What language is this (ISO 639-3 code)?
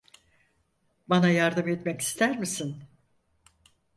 tur